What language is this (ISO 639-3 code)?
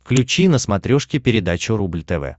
rus